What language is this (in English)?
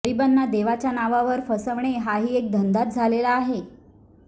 Marathi